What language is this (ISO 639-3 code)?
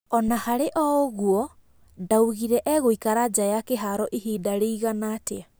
kik